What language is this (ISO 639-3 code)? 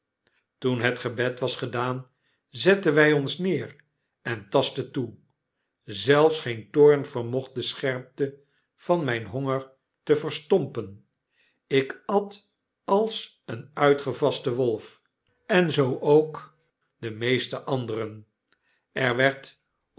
nld